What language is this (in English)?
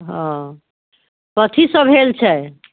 Maithili